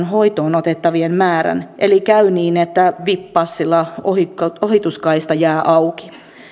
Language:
Finnish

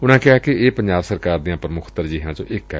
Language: Punjabi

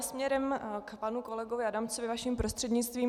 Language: Czech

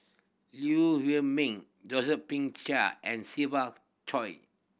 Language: English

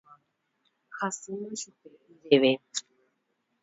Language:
Guarani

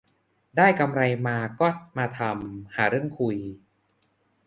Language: Thai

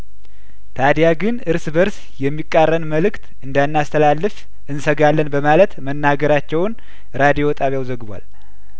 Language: Amharic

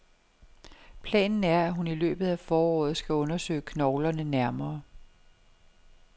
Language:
Danish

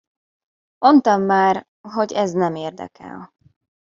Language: Hungarian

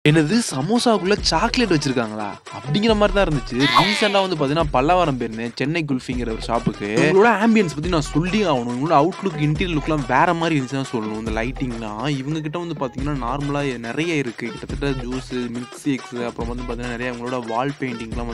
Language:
Arabic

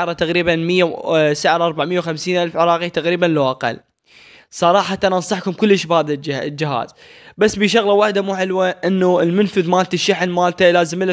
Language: Arabic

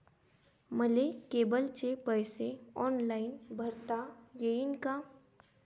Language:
Marathi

